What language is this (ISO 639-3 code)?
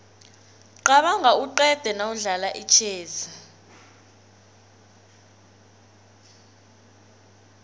nbl